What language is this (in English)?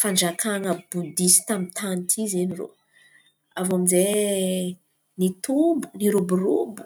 Antankarana Malagasy